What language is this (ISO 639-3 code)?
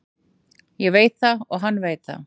isl